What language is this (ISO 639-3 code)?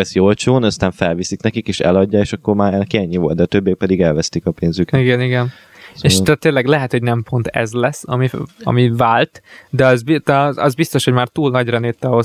hun